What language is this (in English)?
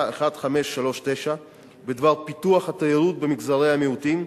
Hebrew